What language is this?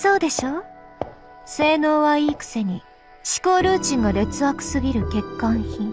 Japanese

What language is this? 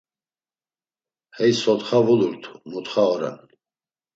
Laz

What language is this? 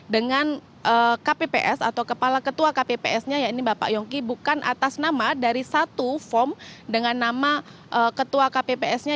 Indonesian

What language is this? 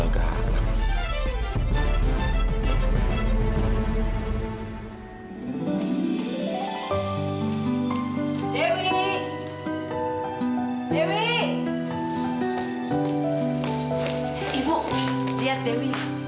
Indonesian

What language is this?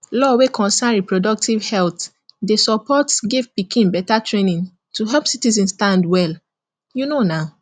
Nigerian Pidgin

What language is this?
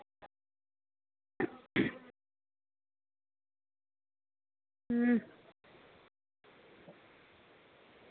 Dogri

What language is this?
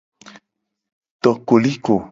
Gen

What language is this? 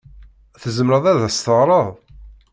Kabyle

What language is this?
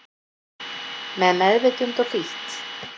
Icelandic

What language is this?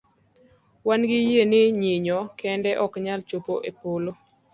Luo (Kenya and Tanzania)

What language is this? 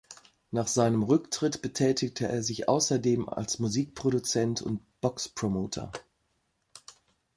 German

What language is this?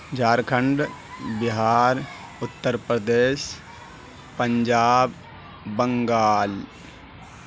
Urdu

